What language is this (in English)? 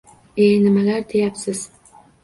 Uzbek